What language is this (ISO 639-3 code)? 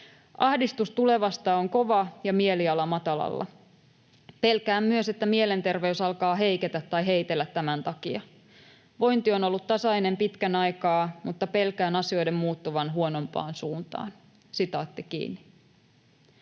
fin